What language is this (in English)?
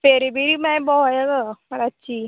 Konkani